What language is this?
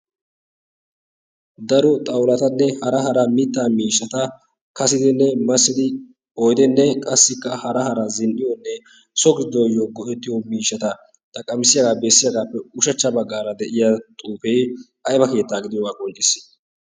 Wolaytta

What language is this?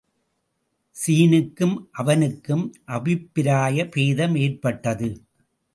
Tamil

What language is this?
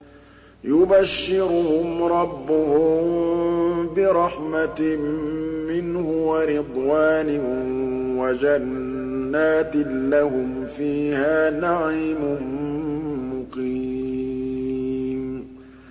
Arabic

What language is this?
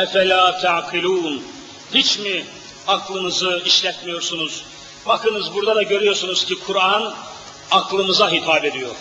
Turkish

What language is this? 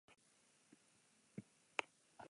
Basque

